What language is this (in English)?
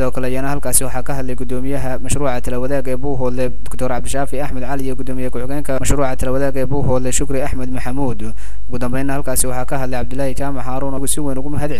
Arabic